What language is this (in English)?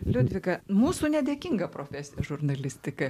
Lithuanian